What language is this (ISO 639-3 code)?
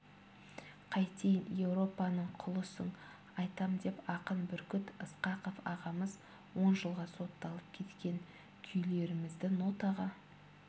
kaz